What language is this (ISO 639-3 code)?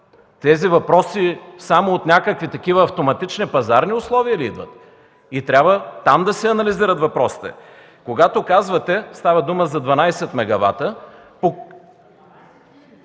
bul